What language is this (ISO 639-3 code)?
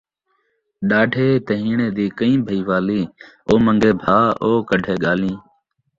skr